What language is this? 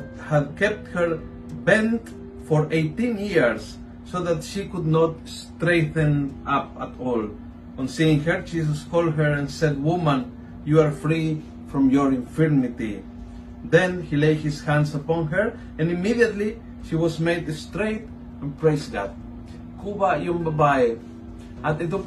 Filipino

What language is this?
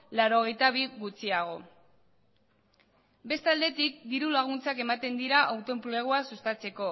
Basque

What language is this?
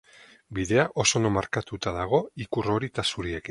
Basque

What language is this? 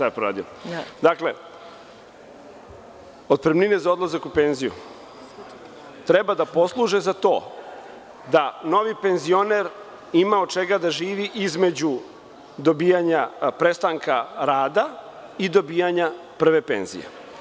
Serbian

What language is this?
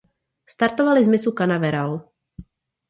Czech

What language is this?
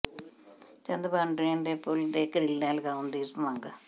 Punjabi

